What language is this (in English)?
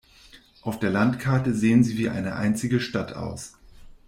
German